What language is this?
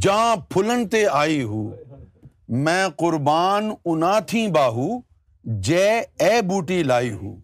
Urdu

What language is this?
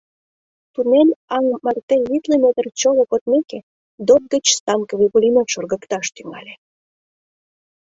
Mari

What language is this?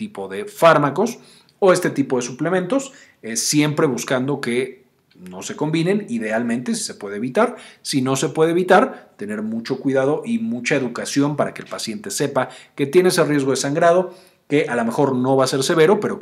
Spanish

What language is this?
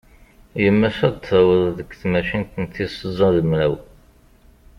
Kabyle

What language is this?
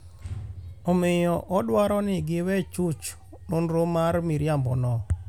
Luo (Kenya and Tanzania)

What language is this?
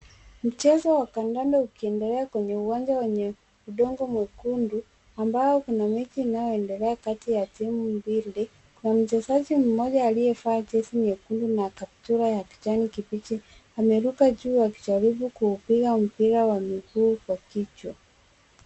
Swahili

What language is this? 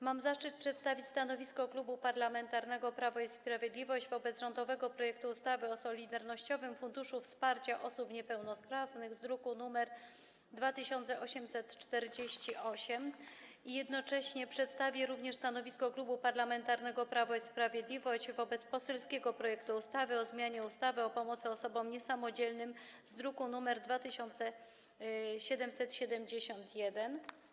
Polish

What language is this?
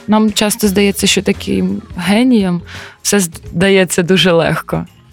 Ukrainian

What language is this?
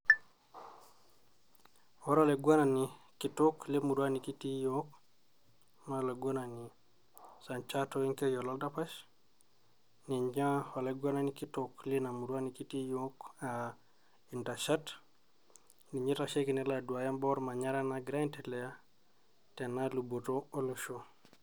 Masai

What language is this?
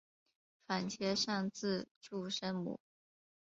Chinese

